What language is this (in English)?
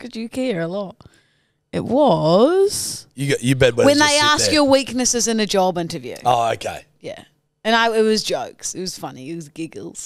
English